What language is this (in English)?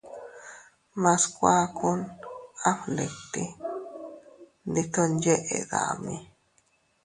Teutila Cuicatec